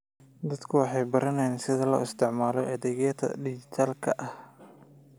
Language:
Somali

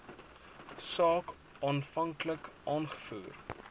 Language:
Afrikaans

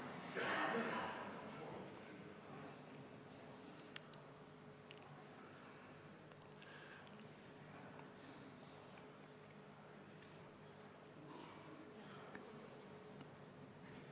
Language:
Estonian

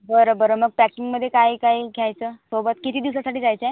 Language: Marathi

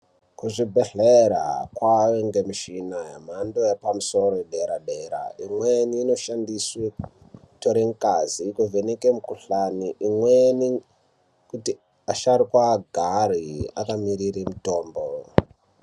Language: Ndau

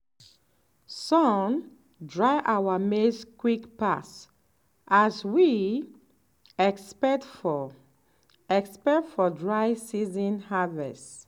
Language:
Nigerian Pidgin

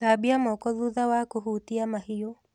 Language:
Kikuyu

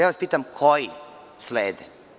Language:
Serbian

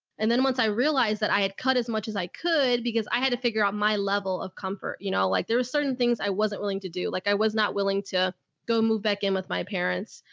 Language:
English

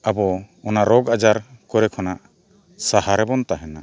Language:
Santali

